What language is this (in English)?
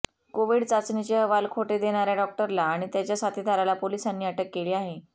Marathi